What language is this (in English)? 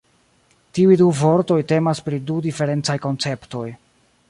Esperanto